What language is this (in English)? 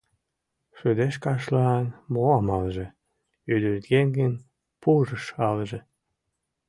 Mari